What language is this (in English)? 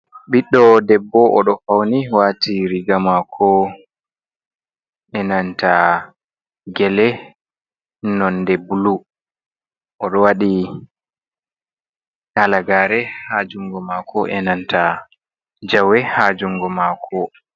Fula